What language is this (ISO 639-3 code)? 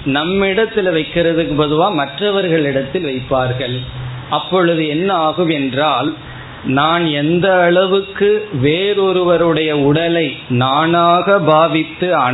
tam